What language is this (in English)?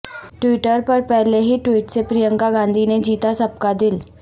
Urdu